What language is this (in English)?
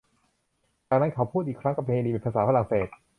Thai